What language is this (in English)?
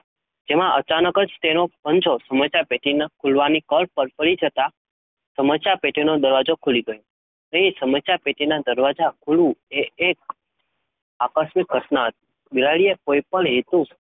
Gujarati